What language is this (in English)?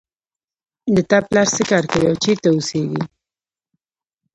Pashto